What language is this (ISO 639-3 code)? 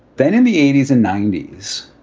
eng